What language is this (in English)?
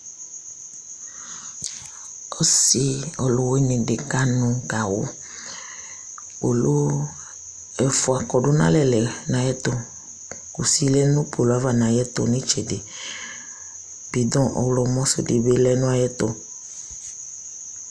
Ikposo